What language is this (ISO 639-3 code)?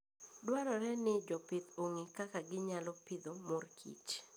luo